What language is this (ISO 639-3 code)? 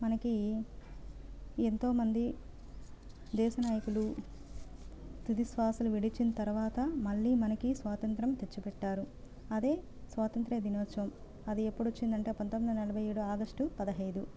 tel